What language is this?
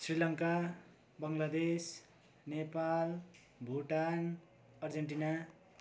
Nepali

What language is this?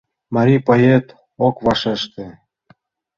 Mari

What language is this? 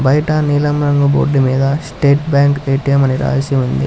Telugu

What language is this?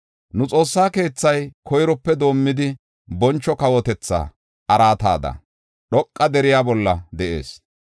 Gofa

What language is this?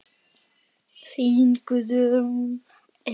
Icelandic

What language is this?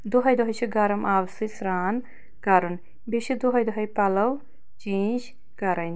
Kashmiri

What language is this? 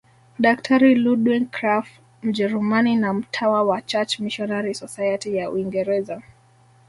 Swahili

